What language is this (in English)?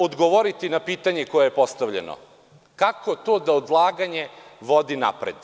Serbian